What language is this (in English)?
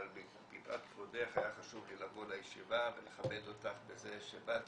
Hebrew